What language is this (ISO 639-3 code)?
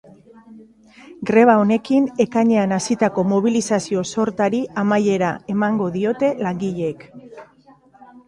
eus